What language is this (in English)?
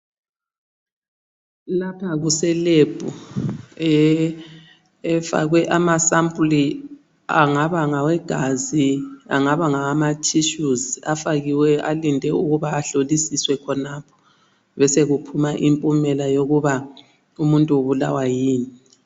North Ndebele